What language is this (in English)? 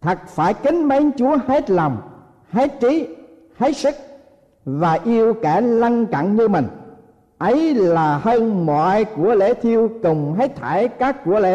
Vietnamese